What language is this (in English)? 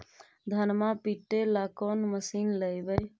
Magahi